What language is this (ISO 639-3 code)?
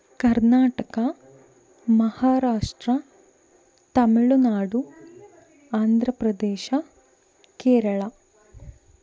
kan